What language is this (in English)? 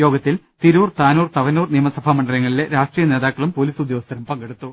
Malayalam